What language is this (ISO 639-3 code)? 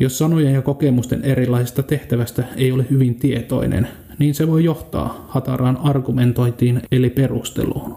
fin